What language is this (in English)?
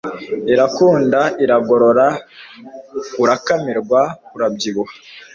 Kinyarwanda